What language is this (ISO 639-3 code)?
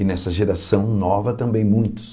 por